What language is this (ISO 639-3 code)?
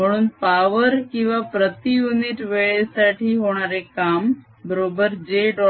mar